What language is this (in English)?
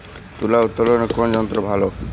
Bangla